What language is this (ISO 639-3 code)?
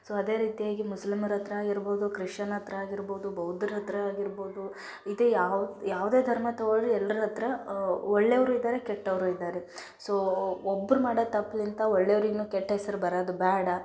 kan